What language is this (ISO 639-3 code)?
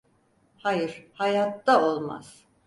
tur